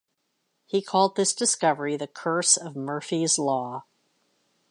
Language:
English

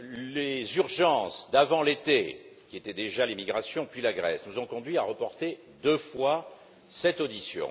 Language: French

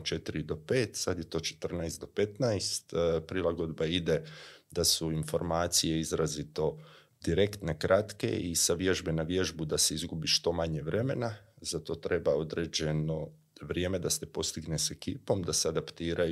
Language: Croatian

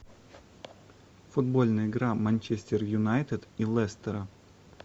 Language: Russian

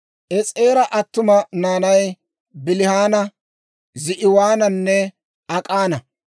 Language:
Dawro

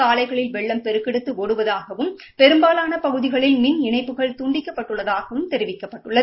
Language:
Tamil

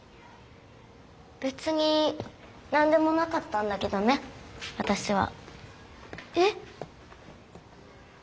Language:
Japanese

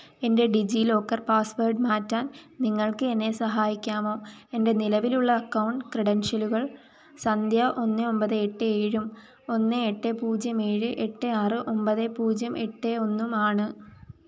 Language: Malayalam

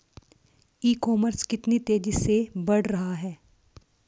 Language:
Hindi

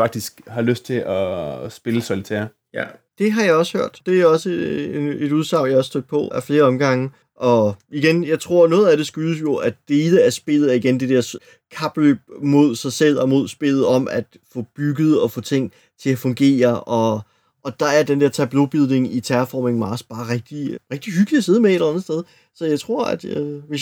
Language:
Danish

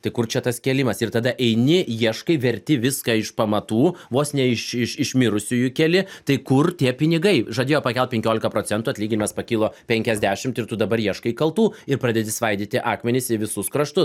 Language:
Lithuanian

